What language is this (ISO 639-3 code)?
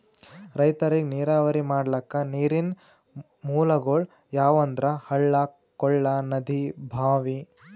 kan